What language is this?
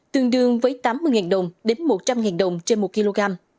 Vietnamese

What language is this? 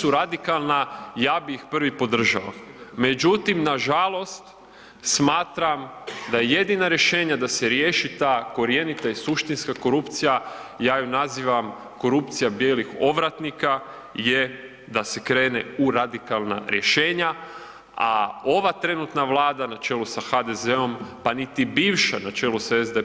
Croatian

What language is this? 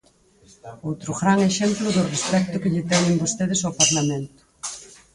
Galician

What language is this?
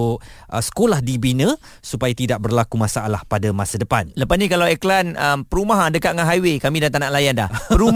Malay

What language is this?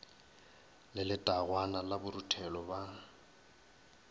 Northern Sotho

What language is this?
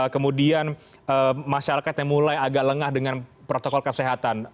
Indonesian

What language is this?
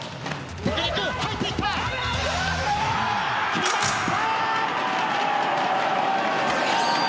Japanese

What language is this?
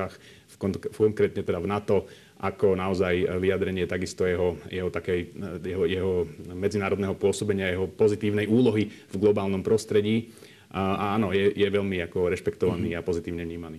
Slovak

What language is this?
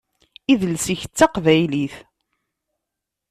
Kabyle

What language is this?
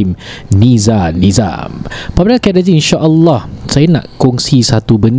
Malay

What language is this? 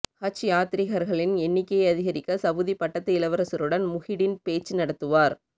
Tamil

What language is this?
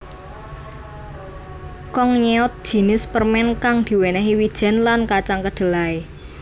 Javanese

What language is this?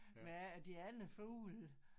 Danish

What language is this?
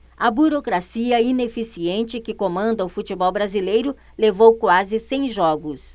Portuguese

